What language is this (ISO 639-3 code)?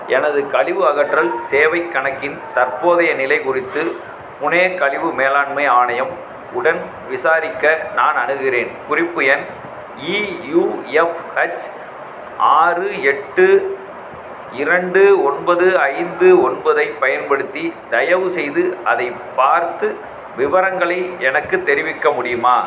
tam